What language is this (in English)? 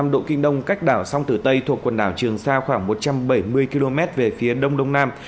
Vietnamese